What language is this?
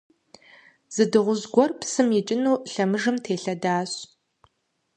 Kabardian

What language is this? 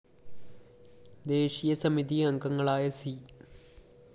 Malayalam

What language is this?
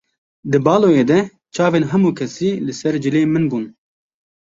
Kurdish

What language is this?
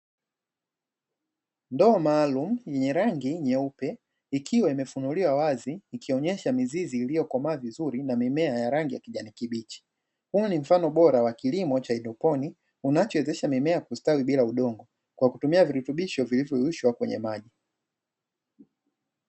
Swahili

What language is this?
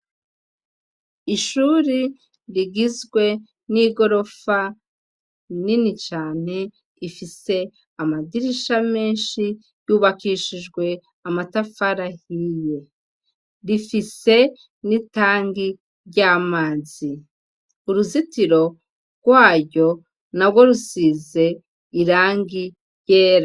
Rundi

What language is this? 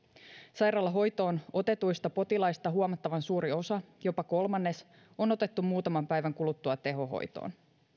Finnish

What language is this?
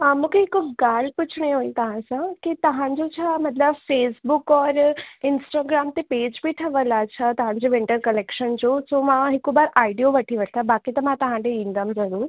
Sindhi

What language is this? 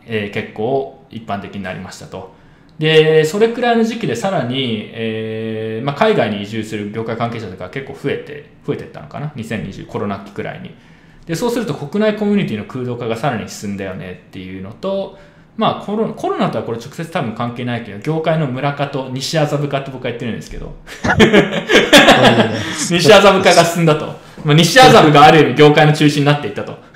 Japanese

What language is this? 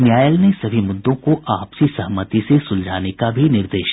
Hindi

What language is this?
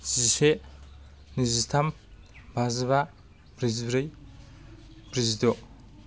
Bodo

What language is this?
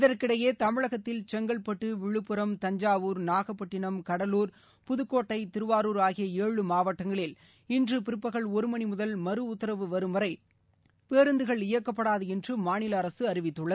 Tamil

